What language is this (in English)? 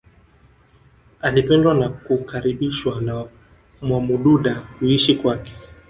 Swahili